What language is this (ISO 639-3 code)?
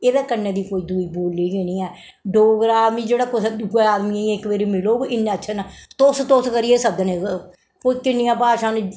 doi